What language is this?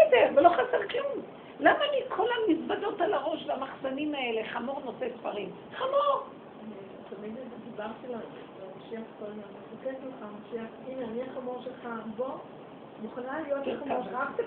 Hebrew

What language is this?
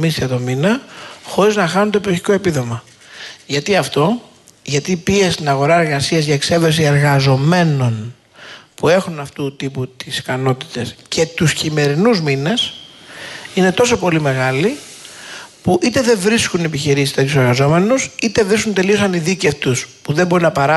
Greek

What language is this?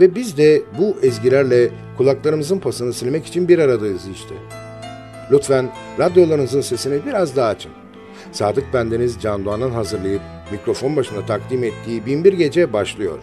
Turkish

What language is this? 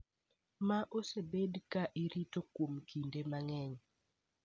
Luo (Kenya and Tanzania)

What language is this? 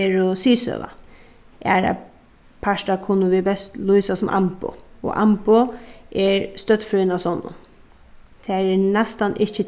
Faroese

